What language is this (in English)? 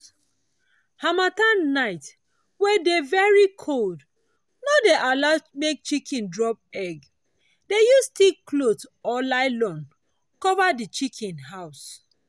Nigerian Pidgin